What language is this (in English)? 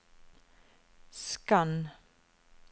Norwegian